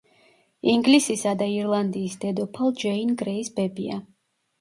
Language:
Georgian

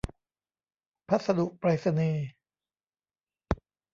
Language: Thai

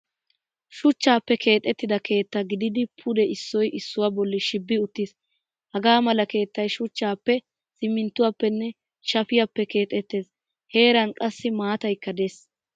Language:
Wolaytta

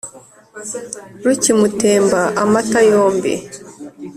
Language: Kinyarwanda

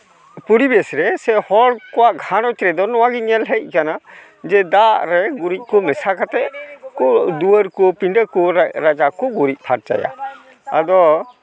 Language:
Santali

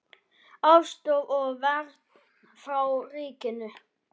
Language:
Icelandic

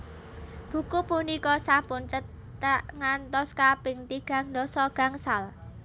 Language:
Javanese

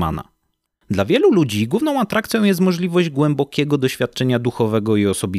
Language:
Polish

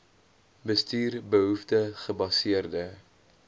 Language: Afrikaans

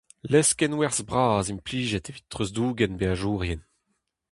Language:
Breton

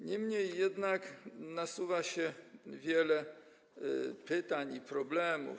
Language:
Polish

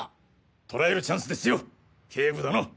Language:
Japanese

